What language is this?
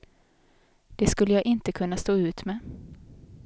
Swedish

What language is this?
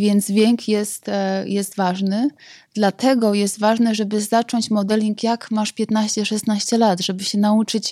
Polish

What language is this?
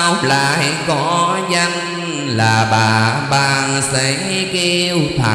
Vietnamese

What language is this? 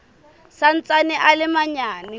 Southern Sotho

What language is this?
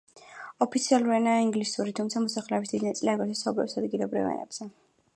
Georgian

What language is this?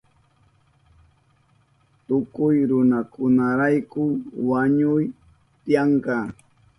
Southern Pastaza Quechua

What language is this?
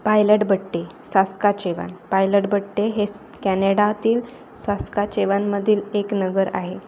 Marathi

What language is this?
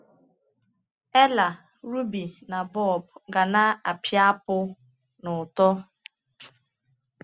Igbo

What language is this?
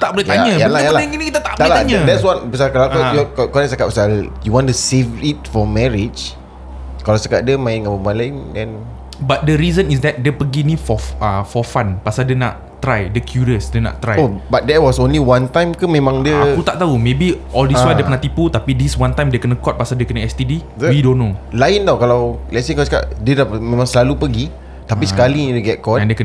Malay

